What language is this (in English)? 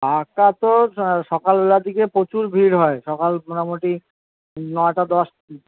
Bangla